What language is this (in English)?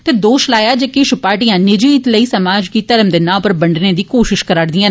Dogri